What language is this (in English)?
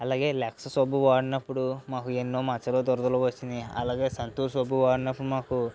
Telugu